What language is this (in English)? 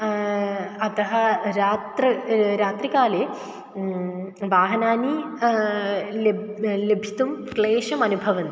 Sanskrit